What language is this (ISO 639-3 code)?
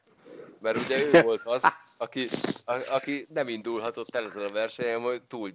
hun